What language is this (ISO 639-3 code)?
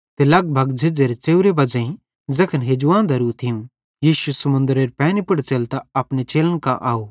bhd